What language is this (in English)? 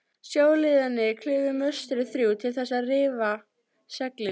Icelandic